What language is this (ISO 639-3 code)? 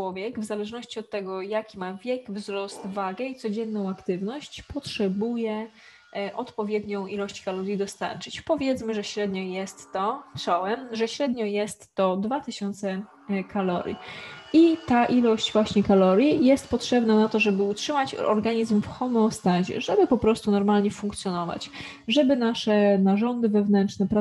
pol